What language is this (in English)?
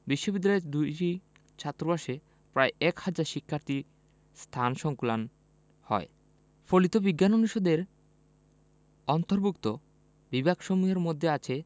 Bangla